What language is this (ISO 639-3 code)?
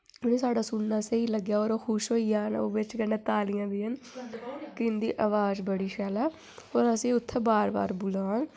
doi